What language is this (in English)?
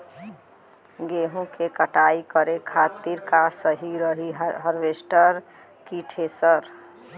Bhojpuri